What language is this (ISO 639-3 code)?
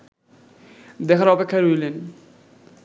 ben